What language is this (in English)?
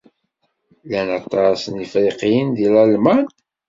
Kabyle